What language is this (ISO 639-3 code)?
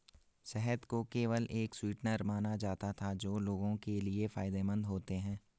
hin